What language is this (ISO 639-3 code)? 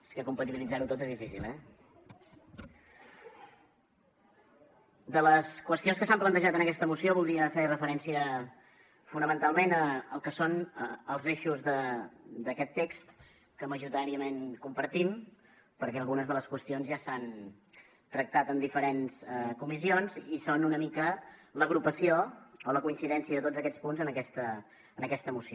cat